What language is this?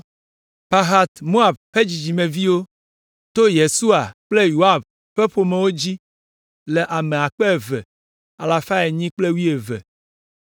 Ewe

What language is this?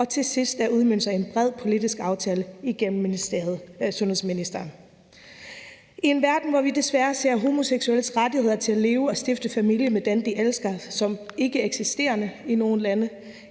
Danish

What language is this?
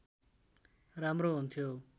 Nepali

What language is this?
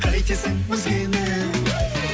Kazakh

